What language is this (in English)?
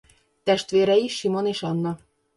Hungarian